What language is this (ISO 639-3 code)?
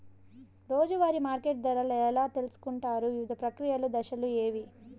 tel